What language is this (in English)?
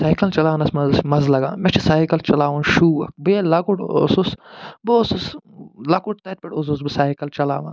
Kashmiri